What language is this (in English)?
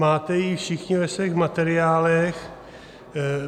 Czech